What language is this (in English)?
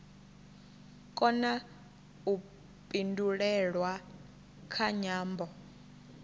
Venda